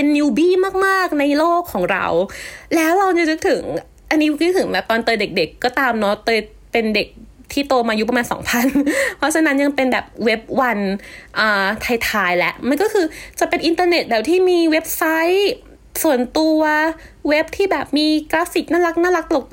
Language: Thai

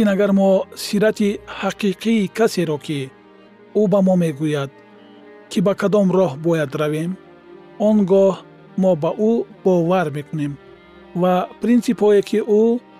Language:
Persian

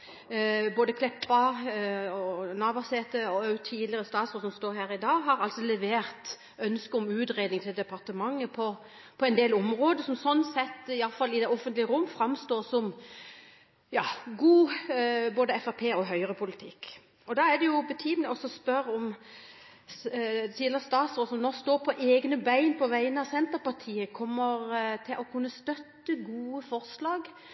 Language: Norwegian Bokmål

